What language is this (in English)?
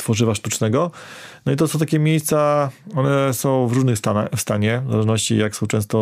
Polish